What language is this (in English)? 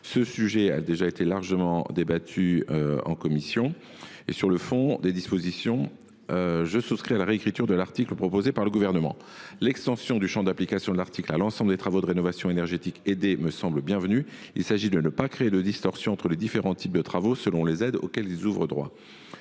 French